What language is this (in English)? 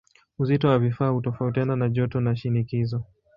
Swahili